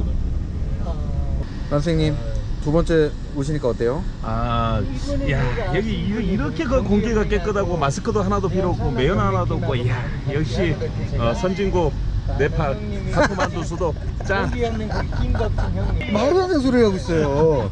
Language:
Korean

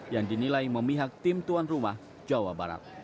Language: Indonesian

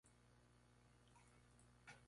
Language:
Spanish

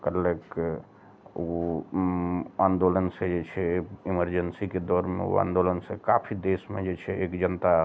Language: Maithili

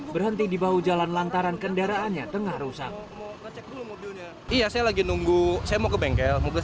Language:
Indonesian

